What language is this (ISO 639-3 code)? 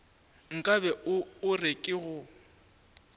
nso